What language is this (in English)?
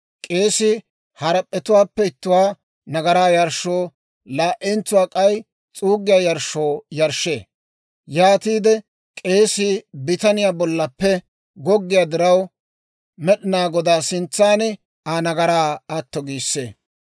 Dawro